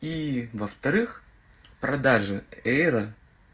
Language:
Russian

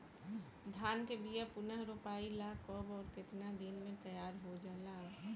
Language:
Bhojpuri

